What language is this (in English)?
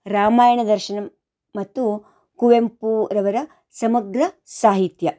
Kannada